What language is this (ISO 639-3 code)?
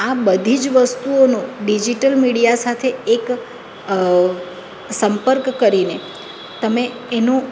guj